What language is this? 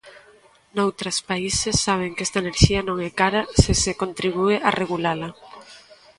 Galician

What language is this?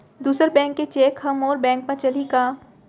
Chhattisgarhi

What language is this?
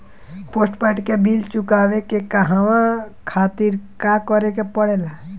Bhojpuri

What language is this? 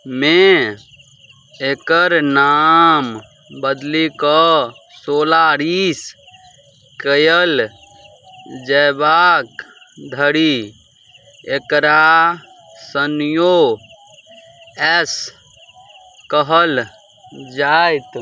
Maithili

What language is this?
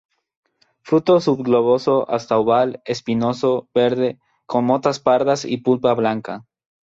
Spanish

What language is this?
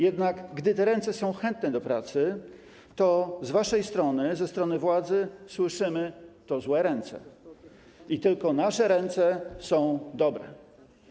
Polish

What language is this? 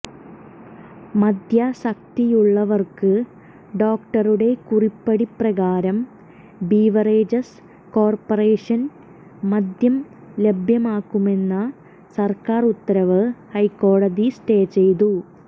Malayalam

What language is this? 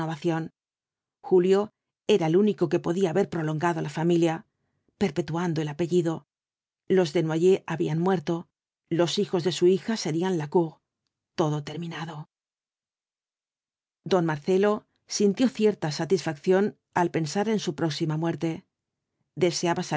Spanish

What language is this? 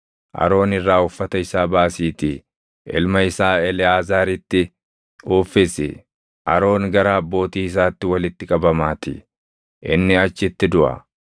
Oromo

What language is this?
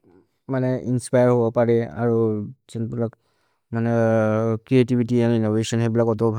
Maria (India)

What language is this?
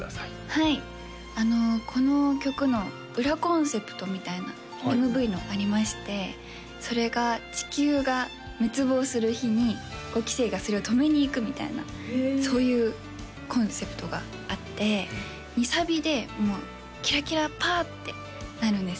Japanese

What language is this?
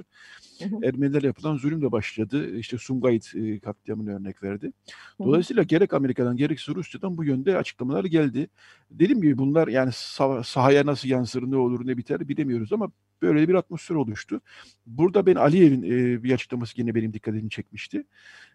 Turkish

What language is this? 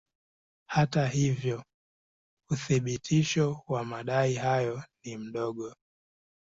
Swahili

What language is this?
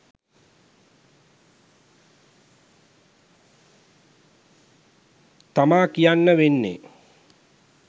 Sinhala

